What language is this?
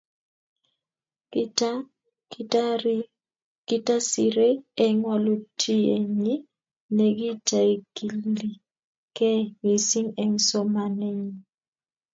Kalenjin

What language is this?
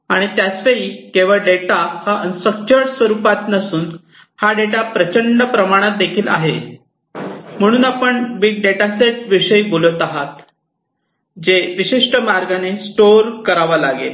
Marathi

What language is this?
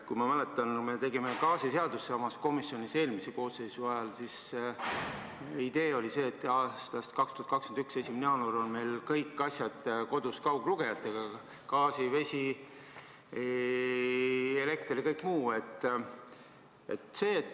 Estonian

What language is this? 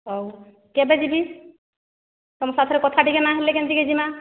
Odia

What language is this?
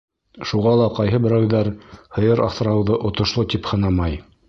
Bashkir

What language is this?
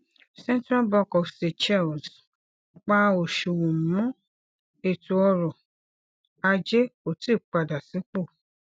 Yoruba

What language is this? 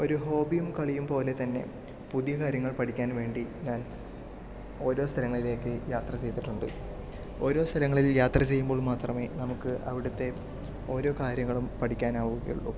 Malayalam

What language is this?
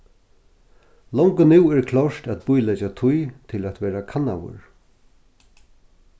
Faroese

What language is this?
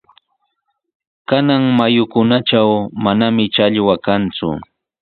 Sihuas Ancash Quechua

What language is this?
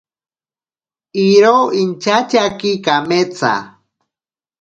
Ashéninka Perené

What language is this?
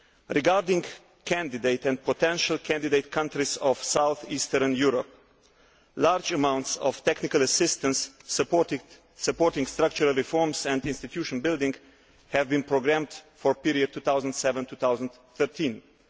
English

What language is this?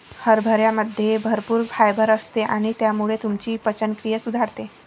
Marathi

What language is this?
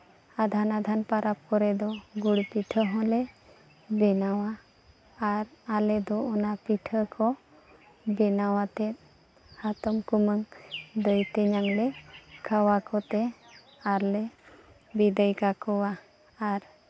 Santali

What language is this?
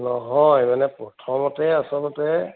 Assamese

